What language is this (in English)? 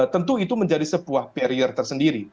Indonesian